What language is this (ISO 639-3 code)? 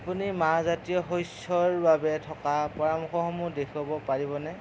asm